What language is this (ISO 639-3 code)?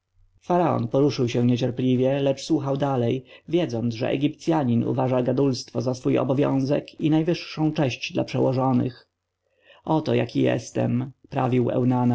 pol